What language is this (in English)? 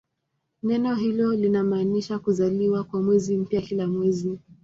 Swahili